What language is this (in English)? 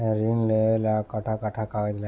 Bhojpuri